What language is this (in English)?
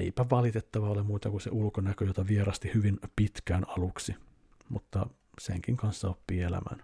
Finnish